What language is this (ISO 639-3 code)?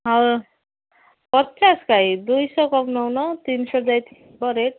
ori